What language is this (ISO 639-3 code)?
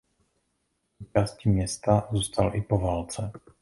ces